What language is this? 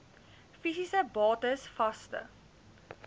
Afrikaans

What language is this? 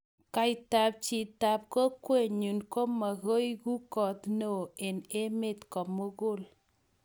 Kalenjin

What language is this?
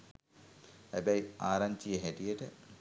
Sinhala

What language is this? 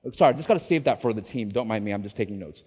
English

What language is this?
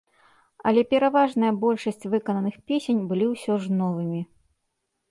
Belarusian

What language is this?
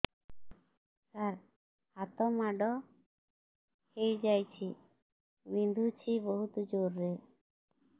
Odia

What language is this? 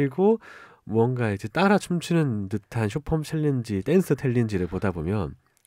Korean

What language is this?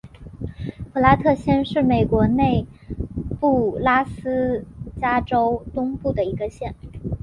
Chinese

